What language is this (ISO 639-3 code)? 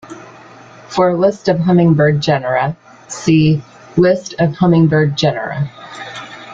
eng